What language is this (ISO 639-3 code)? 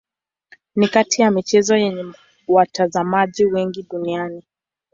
swa